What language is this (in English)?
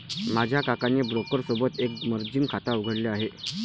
Marathi